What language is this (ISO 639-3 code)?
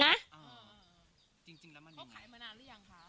tha